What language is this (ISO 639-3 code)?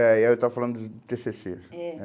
por